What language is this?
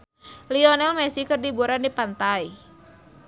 Sundanese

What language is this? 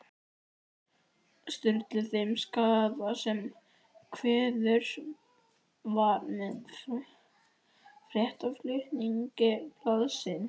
Icelandic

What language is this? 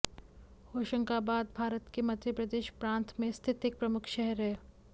Hindi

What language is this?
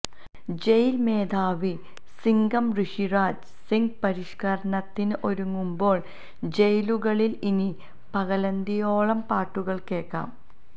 Malayalam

